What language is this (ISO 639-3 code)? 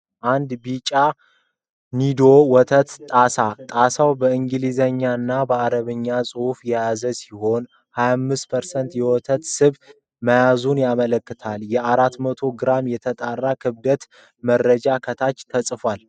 amh